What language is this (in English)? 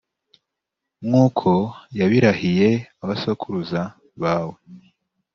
Kinyarwanda